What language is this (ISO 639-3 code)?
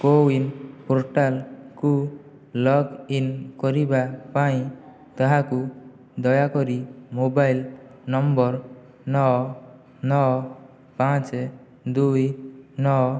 ori